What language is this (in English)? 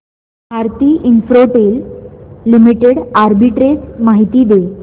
Marathi